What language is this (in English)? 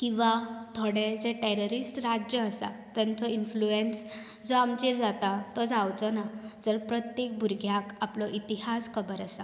Konkani